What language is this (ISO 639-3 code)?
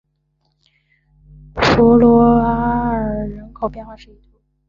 zho